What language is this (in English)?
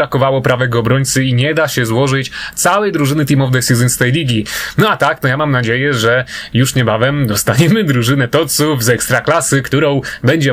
Polish